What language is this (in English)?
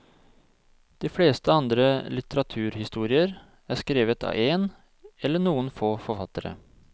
Norwegian